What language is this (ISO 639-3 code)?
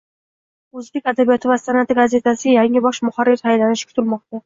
uzb